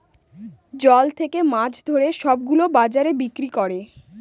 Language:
Bangla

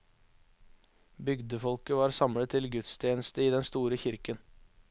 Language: Norwegian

